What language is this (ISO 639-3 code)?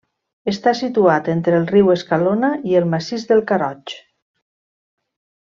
cat